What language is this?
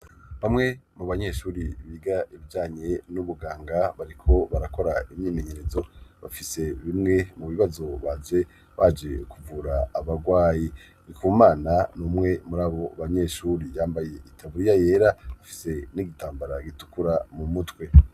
Rundi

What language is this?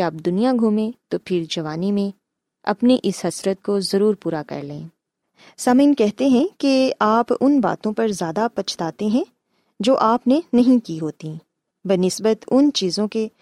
Urdu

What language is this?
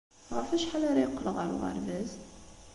Kabyle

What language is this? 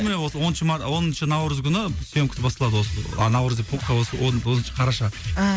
Kazakh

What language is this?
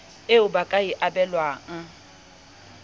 Southern Sotho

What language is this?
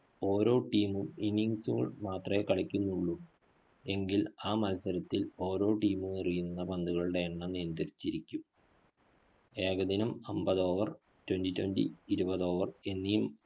Malayalam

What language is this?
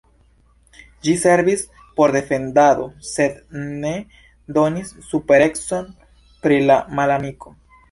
Esperanto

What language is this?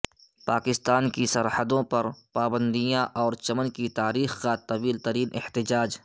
Urdu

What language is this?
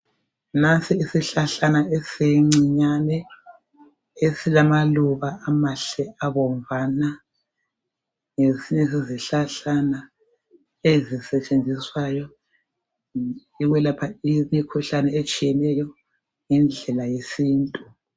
North Ndebele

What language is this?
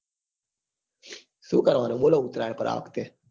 Gujarati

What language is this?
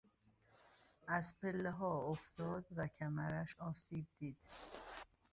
Persian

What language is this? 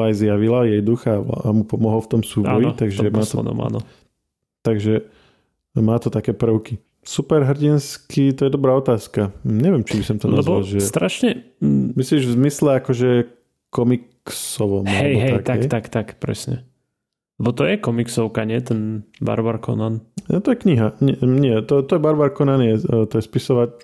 Slovak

